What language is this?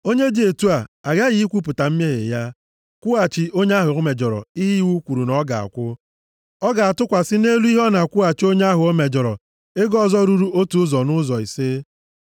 Igbo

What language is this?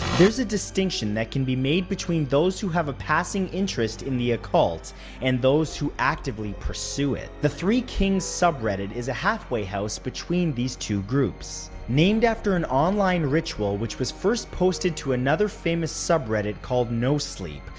English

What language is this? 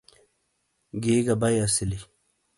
Shina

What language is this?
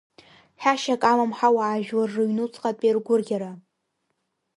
Abkhazian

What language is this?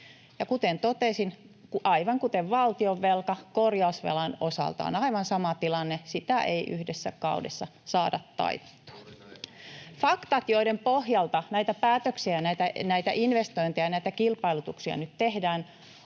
Finnish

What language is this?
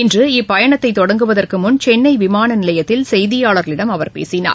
Tamil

